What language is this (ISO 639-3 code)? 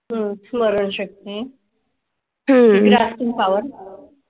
mar